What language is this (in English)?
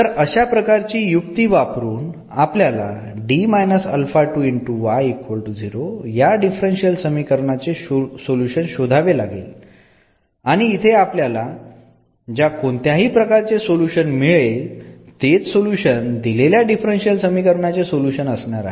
Marathi